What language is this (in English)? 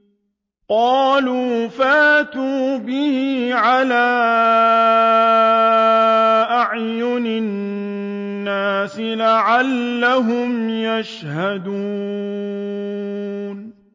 Arabic